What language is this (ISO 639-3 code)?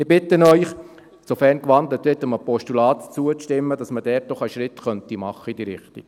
gsw